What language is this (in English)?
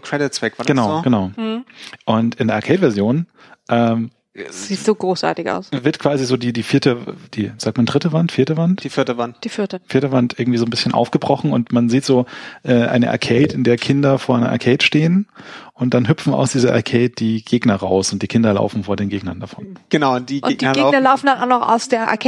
German